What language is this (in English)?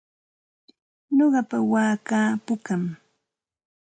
Santa Ana de Tusi Pasco Quechua